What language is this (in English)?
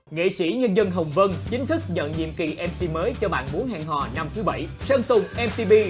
Vietnamese